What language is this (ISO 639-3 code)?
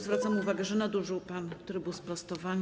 pol